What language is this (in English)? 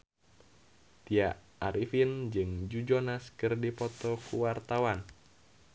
Sundanese